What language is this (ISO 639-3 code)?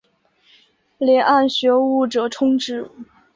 zho